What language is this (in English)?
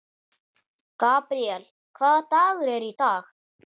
Icelandic